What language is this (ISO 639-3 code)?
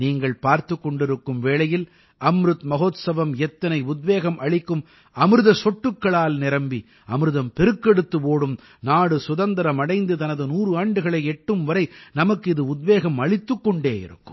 tam